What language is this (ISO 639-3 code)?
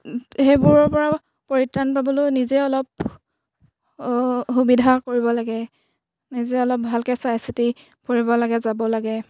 asm